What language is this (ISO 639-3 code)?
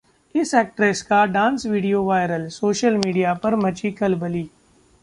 hin